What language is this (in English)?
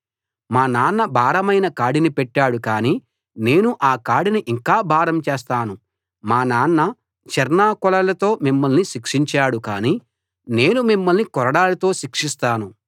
Telugu